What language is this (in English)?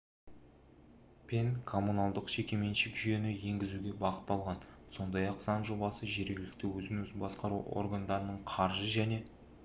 Kazakh